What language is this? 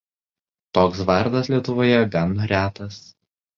Lithuanian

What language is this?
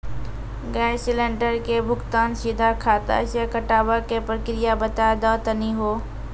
Maithili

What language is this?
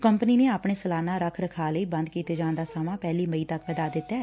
Punjabi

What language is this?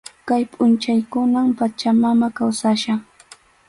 Arequipa-La Unión Quechua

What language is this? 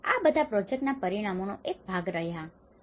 Gujarati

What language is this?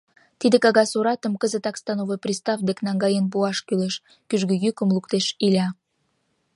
Mari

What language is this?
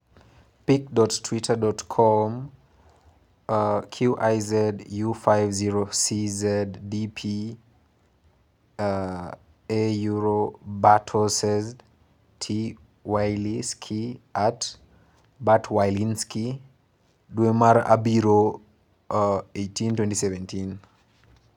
Luo (Kenya and Tanzania)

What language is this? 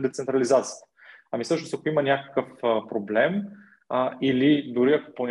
Bulgarian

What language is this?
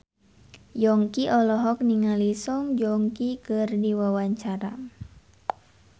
Sundanese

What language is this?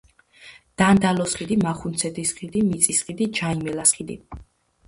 Georgian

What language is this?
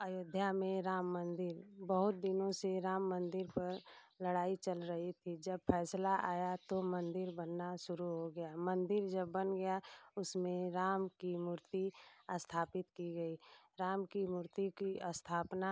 Hindi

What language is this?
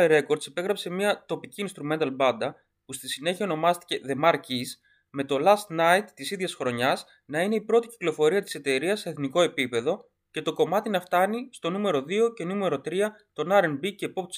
Greek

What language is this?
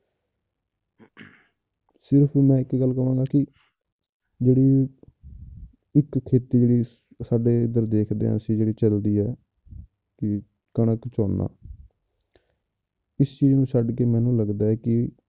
Punjabi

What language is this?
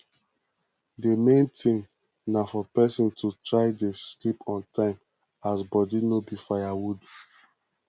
Nigerian Pidgin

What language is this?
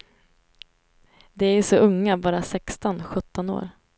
Swedish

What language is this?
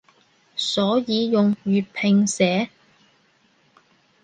Cantonese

